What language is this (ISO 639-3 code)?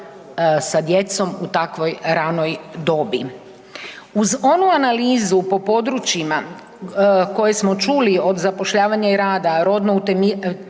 hrv